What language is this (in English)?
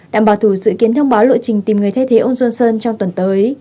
Vietnamese